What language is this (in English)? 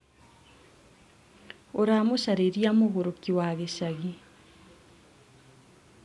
Kikuyu